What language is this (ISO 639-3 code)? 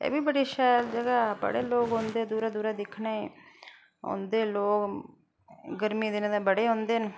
doi